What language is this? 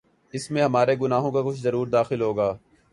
Urdu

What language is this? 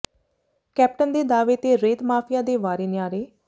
Punjabi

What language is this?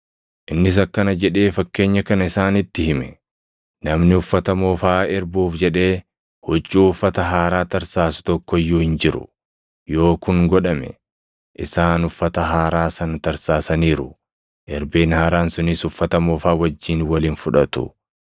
Oromo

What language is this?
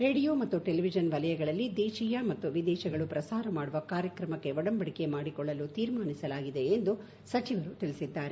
Kannada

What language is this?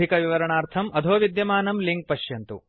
Sanskrit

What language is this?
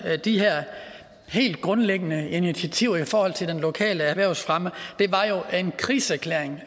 Danish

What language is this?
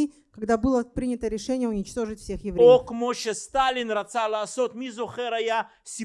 Russian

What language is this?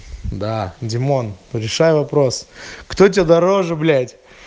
Russian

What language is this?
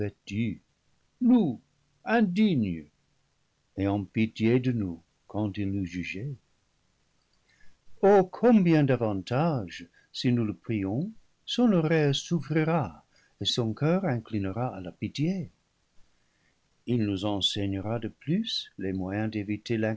French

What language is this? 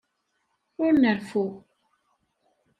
Kabyle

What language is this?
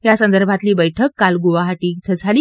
Marathi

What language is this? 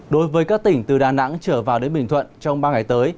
Vietnamese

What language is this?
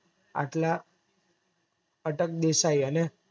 Gujarati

